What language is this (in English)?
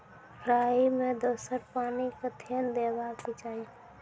Maithili